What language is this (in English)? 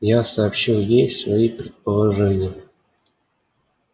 Russian